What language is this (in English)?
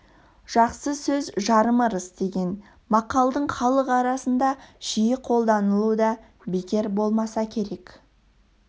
Kazakh